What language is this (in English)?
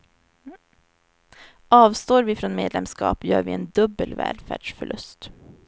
Swedish